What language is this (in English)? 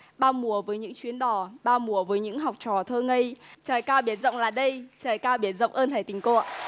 Vietnamese